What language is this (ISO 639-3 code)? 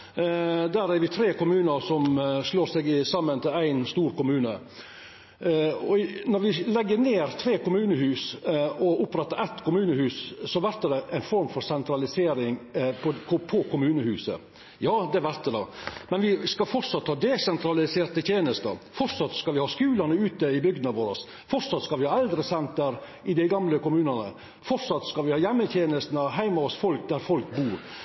nno